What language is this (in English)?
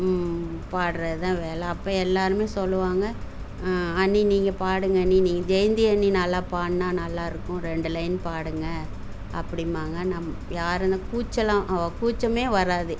Tamil